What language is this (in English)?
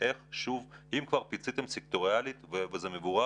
Hebrew